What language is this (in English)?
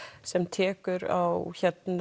Icelandic